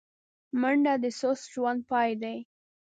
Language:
Pashto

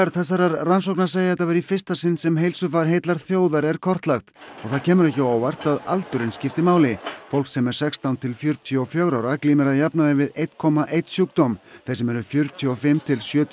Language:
Icelandic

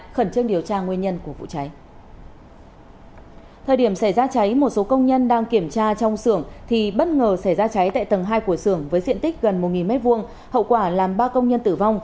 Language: Vietnamese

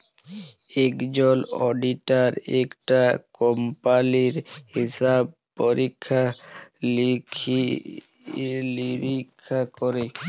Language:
Bangla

